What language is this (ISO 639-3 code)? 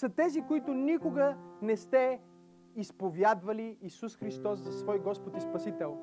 bul